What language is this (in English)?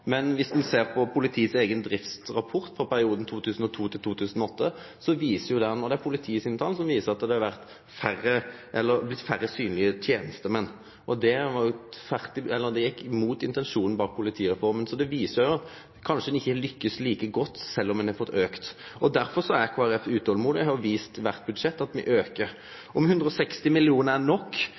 Norwegian Nynorsk